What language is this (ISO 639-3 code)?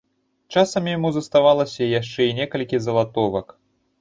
bel